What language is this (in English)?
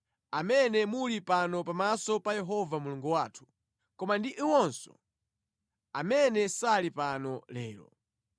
Nyanja